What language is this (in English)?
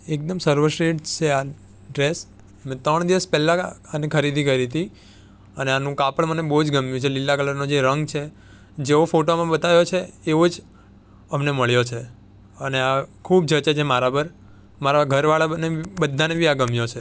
Gujarati